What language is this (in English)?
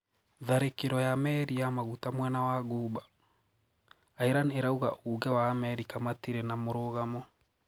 Kikuyu